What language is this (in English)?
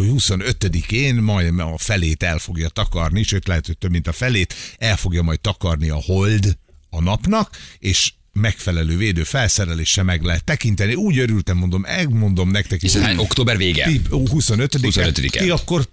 Hungarian